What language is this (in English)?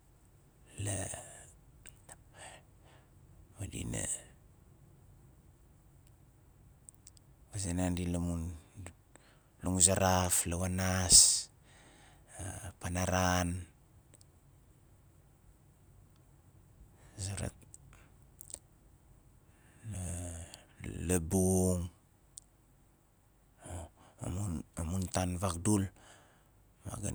Nalik